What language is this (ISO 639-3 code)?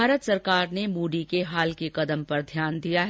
hin